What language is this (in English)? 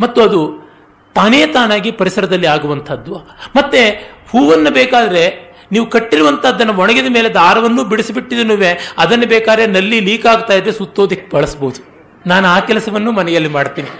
Kannada